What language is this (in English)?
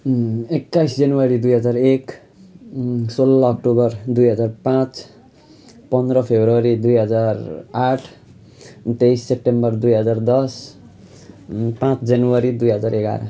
Nepali